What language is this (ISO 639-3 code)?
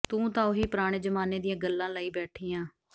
pan